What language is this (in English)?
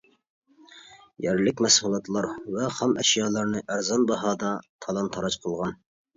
Uyghur